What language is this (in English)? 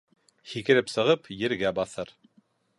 Bashkir